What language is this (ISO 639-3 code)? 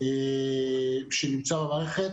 heb